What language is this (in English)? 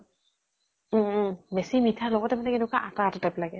Assamese